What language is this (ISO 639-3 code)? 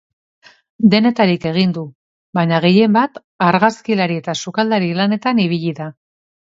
eus